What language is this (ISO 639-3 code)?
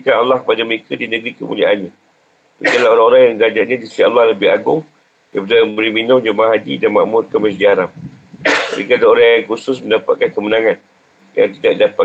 msa